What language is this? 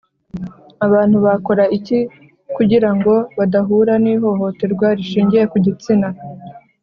Kinyarwanda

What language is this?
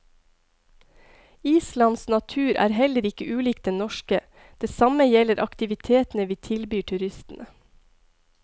Norwegian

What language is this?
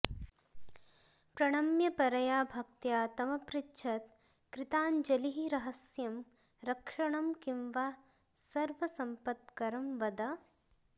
Sanskrit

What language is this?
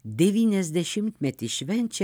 Lithuanian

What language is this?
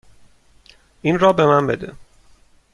Persian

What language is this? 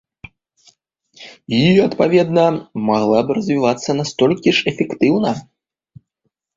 Belarusian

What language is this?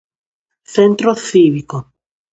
Galician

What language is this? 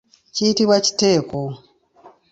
Ganda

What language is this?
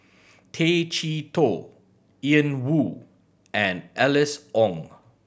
English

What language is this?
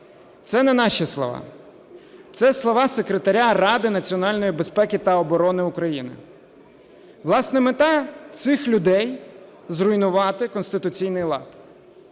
Ukrainian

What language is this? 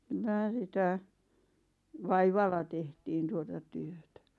Finnish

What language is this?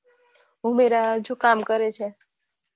Gujarati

